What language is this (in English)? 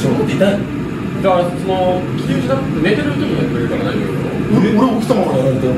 Japanese